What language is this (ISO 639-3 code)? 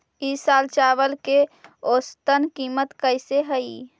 mag